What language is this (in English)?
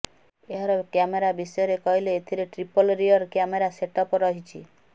Odia